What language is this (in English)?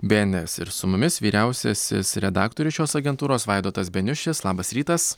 Lithuanian